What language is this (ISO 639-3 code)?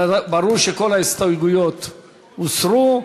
heb